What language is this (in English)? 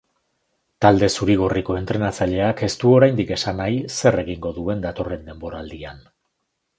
Basque